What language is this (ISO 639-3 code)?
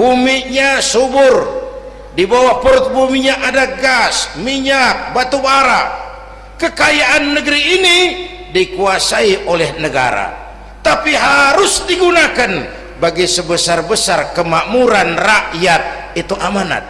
ind